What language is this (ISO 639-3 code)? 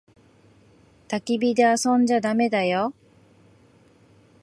jpn